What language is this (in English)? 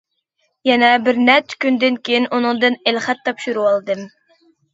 Uyghur